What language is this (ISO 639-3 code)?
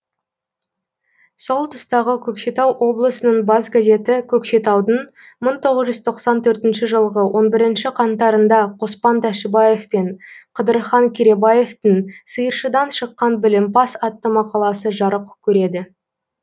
kaz